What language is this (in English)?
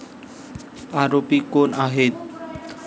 Marathi